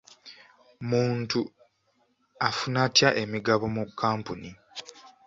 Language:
Ganda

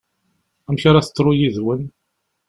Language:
Kabyle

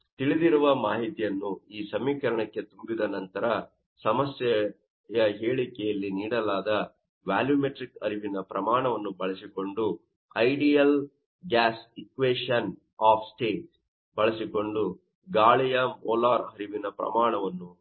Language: Kannada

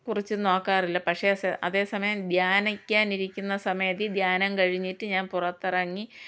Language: Malayalam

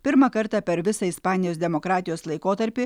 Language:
Lithuanian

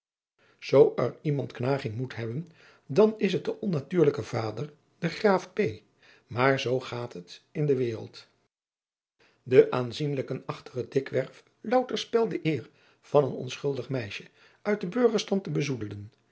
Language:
Dutch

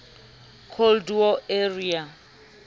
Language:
Southern Sotho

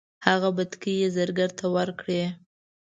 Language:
Pashto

